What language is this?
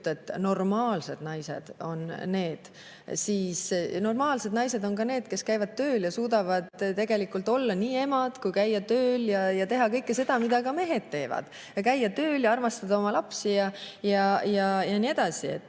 Estonian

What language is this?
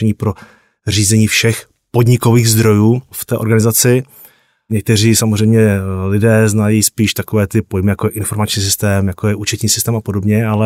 Czech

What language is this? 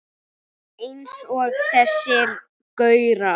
Icelandic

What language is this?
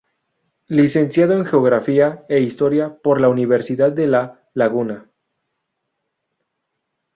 Spanish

